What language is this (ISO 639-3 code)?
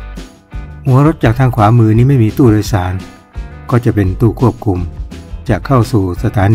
tha